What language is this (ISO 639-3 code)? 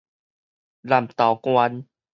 nan